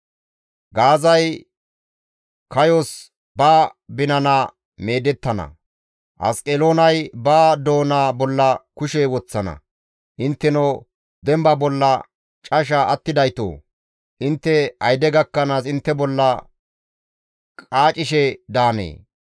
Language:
Gamo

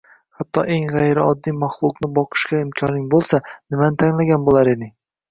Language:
Uzbek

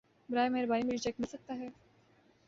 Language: Urdu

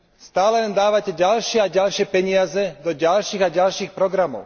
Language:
Slovak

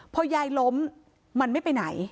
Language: Thai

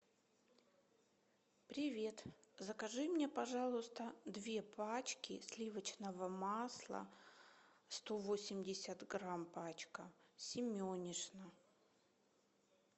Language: Russian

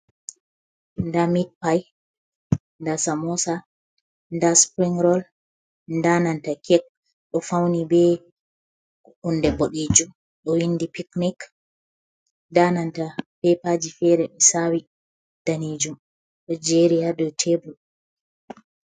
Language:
Fula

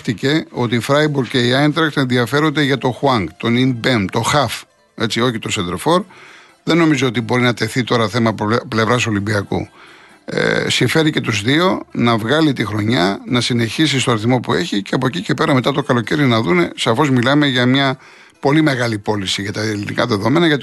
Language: Greek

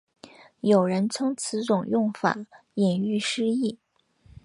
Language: Chinese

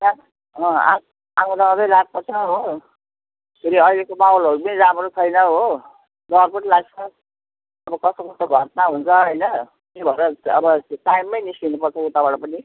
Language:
Nepali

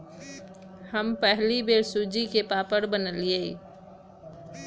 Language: Magahi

